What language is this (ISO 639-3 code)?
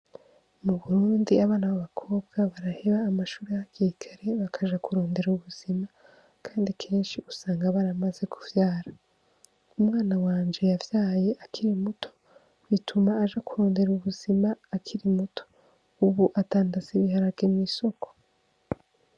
run